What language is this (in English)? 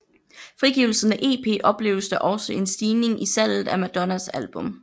Danish